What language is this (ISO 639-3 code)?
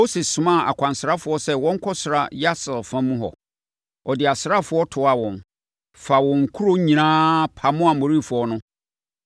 aka